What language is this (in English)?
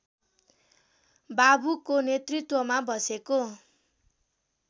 Nepali